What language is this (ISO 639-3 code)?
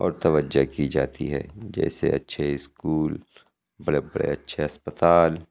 urd